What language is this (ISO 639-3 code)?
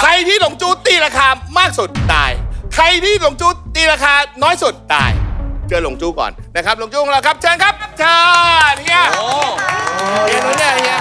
tha